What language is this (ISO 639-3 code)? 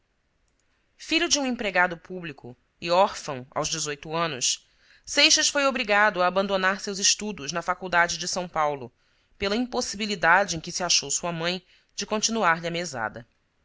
por